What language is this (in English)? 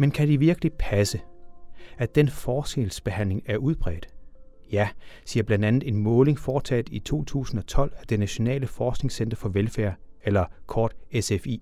Danish